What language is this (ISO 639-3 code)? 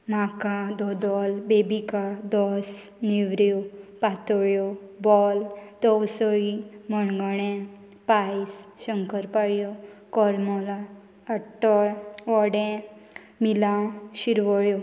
kok